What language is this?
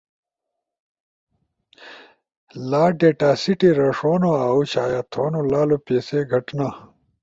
Ushojo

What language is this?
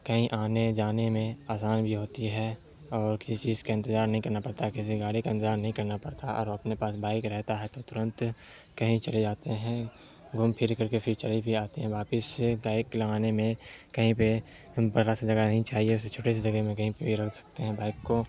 Urdu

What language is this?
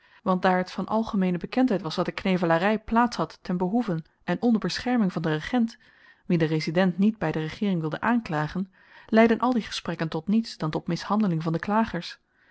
Dutch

